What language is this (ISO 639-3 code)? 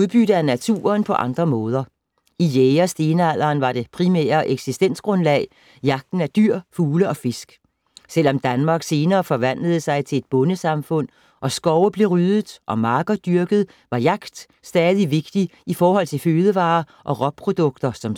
dan